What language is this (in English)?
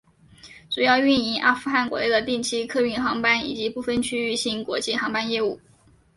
Chinese